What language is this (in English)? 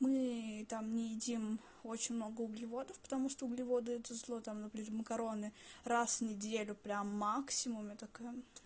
Russian